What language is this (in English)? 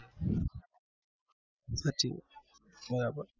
Gujarati